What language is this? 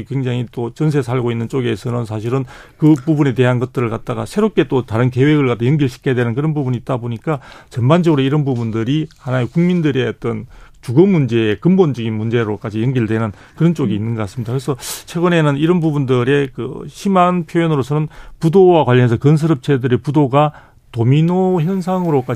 Korean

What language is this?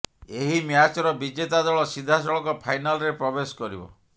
Odia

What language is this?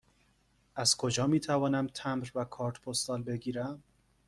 Persian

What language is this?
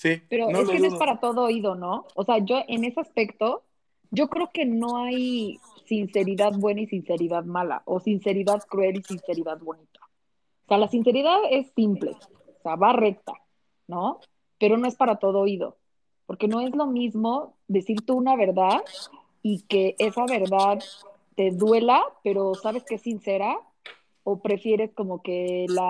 Spanish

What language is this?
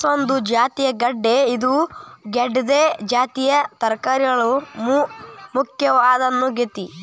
Kannada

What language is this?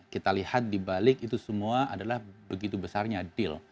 Indonesian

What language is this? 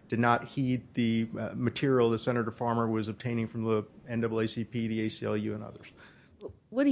English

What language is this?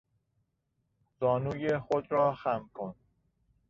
Persian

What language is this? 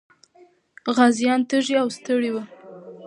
Pashto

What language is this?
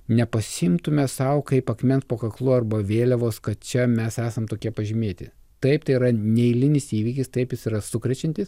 Lithuanian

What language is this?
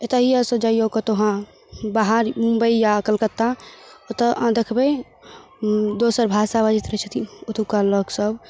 Maithili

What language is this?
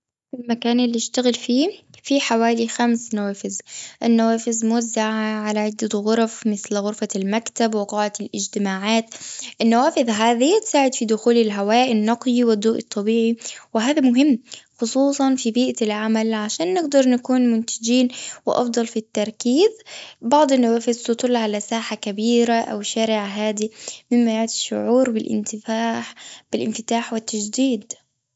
Gulf Arabic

